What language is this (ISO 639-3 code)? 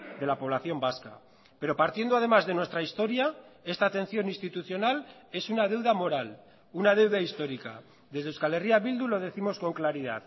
spa